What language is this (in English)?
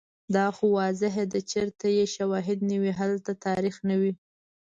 Pashto